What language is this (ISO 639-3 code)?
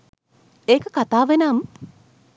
sin